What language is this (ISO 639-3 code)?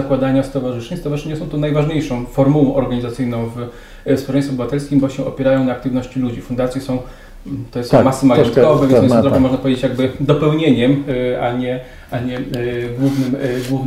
pol